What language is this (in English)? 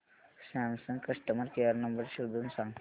Marathi